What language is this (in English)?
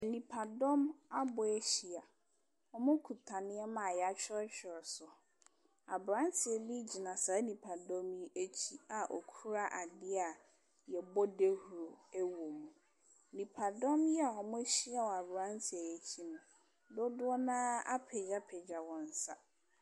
Akan